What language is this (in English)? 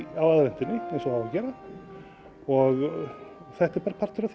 Icelandic